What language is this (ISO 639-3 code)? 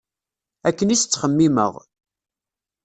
kab